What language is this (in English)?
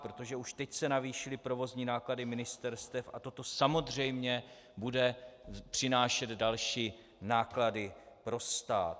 Czech